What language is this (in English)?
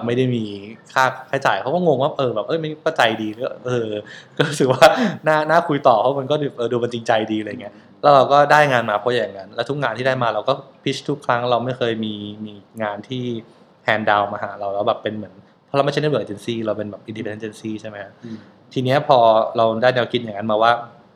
Thai